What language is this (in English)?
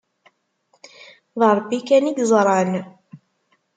Kabyle